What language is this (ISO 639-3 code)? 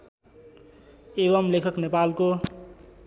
nep